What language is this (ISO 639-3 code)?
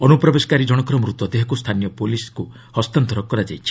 ori